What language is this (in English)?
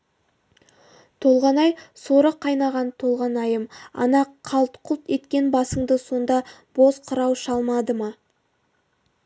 Kazakh